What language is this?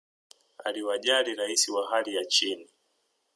Swahili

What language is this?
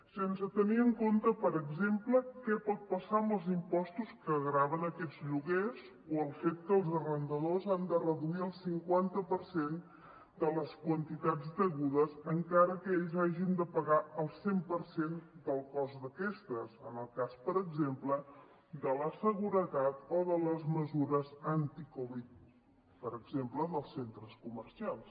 Catalan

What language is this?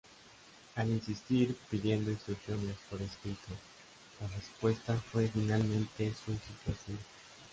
Spanish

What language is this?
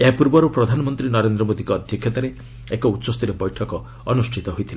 Odia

